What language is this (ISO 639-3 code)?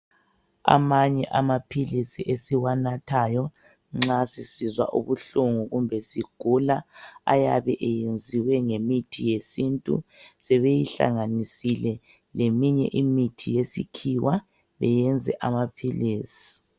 nde